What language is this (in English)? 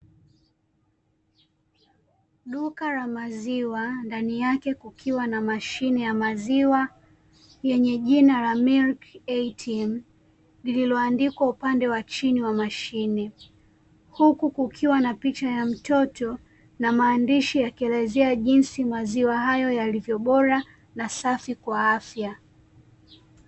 Swahili